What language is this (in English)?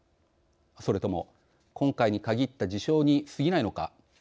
Japanese